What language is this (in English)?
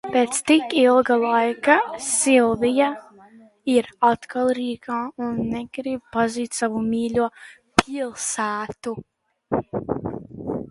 Latvian